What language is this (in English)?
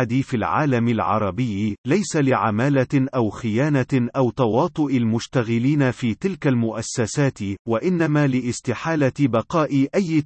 Arabic